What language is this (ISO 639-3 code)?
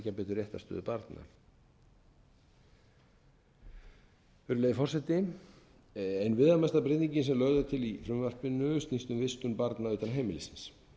isl